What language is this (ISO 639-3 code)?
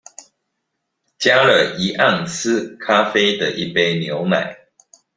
zho